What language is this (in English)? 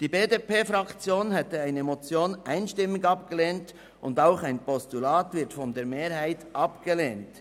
Swiss German